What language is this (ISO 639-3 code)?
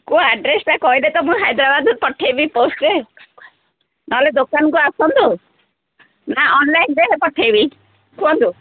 ori